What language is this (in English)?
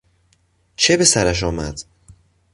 Persian